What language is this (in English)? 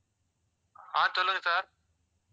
Tamil